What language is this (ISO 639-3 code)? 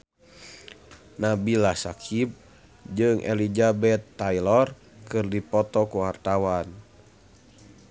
sun